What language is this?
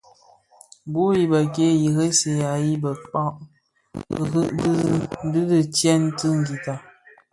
Bafia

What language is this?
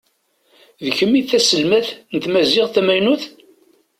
Kabyle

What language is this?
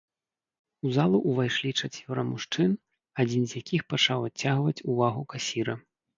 Belarusian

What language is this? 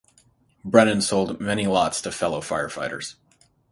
English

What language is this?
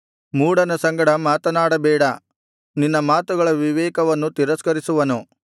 Kannada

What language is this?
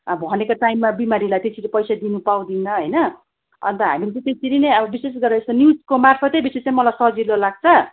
Nepali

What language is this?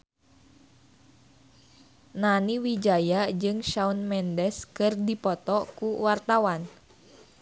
Sundanese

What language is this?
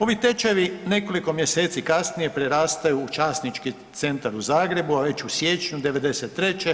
Croatian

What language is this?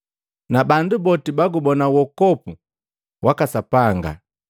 Matengo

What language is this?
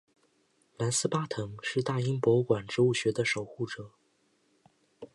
Chinese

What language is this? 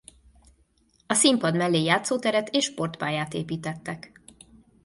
Hungarian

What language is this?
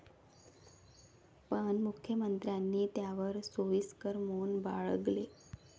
Marathi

